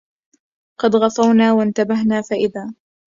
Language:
Arabic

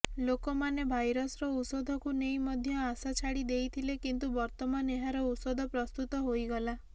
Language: Odia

